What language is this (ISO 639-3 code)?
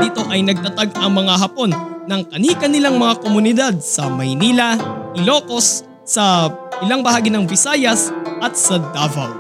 fil